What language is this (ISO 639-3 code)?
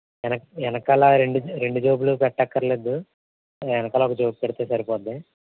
tel